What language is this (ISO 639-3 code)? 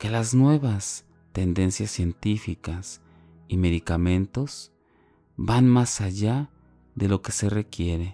spa